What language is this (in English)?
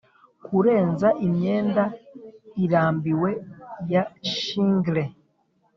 Kinyarwanda